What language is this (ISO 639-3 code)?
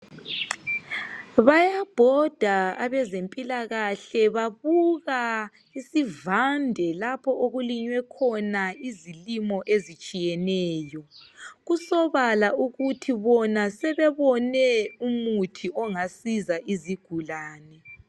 nde